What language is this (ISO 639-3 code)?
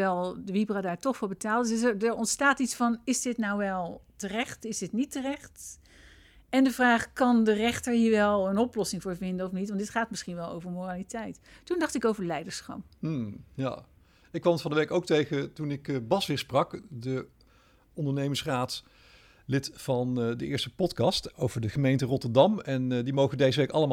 nld